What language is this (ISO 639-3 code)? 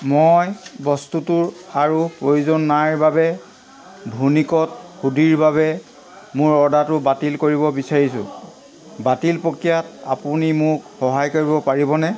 asm